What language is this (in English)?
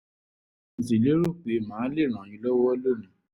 Yoruba